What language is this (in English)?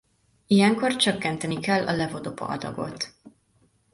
Hungarian